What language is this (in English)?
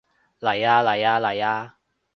Cantonese